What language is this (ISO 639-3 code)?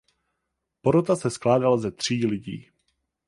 ces